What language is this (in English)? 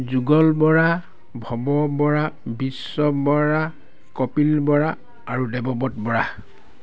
Assamese